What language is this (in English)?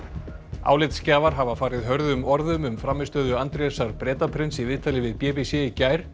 Icelandic